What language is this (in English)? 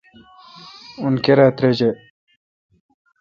Kalkoti